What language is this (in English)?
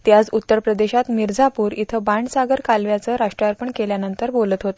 Marathi